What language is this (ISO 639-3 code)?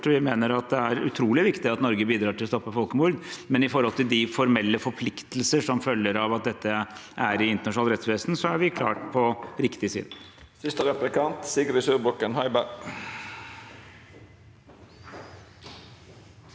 nor